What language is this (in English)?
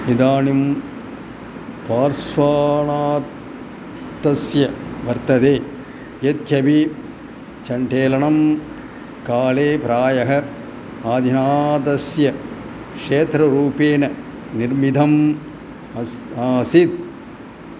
Sanskrit